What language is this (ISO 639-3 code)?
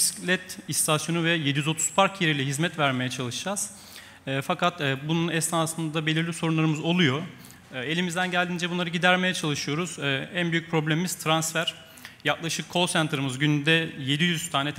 tur